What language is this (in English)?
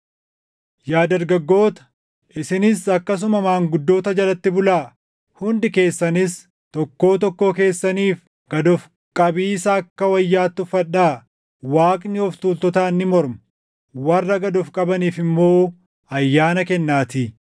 Oromo